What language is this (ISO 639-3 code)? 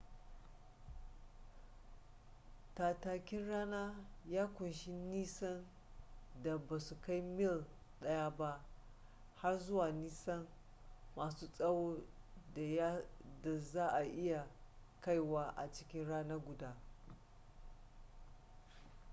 hau